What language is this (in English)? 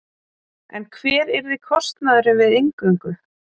Icelandic